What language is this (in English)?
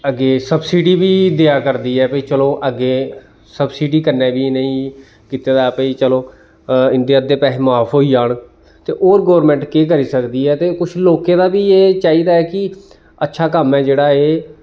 Dogri